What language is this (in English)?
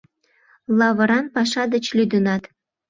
Mari